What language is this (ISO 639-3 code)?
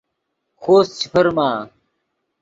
ydg